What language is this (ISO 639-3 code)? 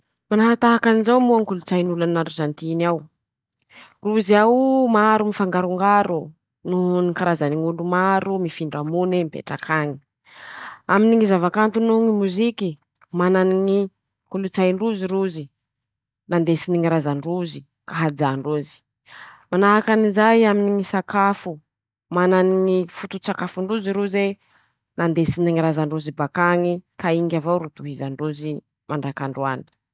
msh